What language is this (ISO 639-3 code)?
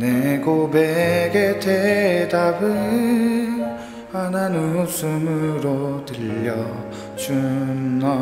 kor